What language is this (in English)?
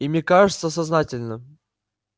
Russian